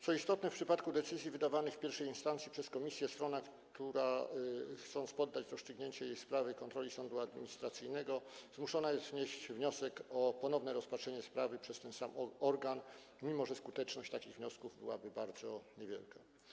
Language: Polish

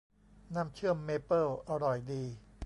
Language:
Thai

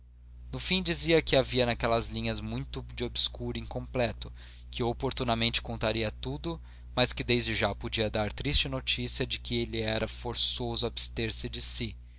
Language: Portuguese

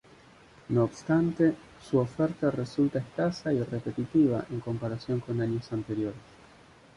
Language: Spanish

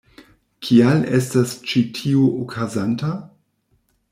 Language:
Esperanto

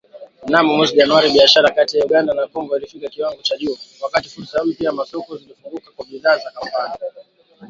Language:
Swahili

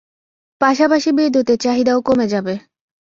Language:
Bangla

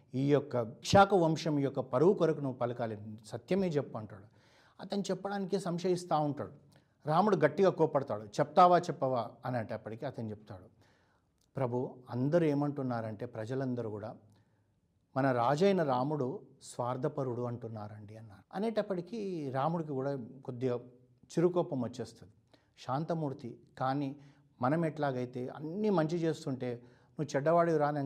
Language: Telugu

